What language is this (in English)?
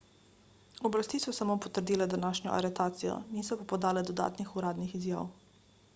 Slovenian